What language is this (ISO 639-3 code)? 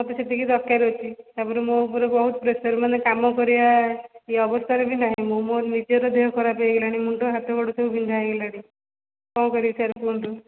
ori